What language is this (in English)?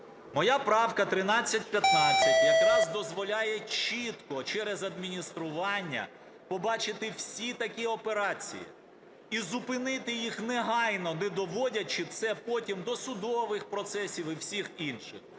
Ukrainian